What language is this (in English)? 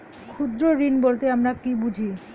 Bangla